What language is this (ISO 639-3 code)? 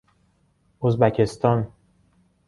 fas